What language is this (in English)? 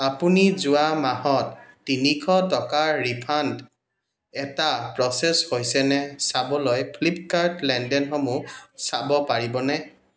Assamese